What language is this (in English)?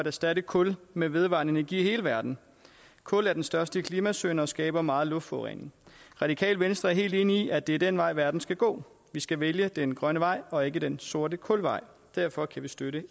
Danish